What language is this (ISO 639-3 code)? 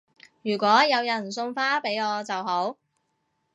yue